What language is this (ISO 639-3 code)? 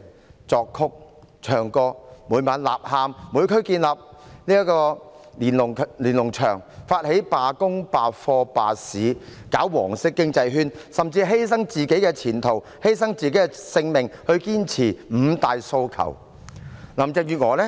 yue